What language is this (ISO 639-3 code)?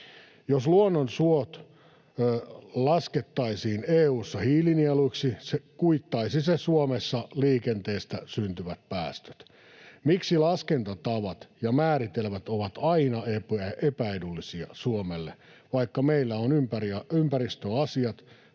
fin